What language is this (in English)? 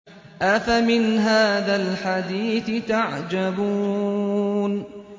Arabic